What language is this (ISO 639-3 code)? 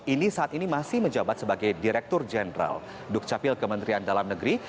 ind